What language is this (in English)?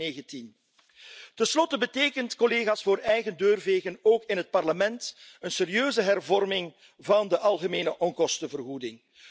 Dutch